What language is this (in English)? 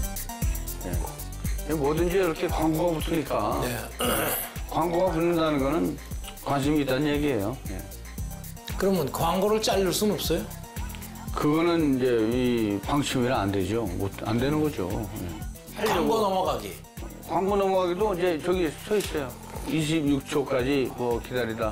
Korean